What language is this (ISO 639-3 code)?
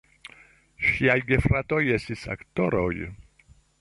epo